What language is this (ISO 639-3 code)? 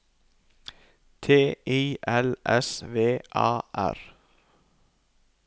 nor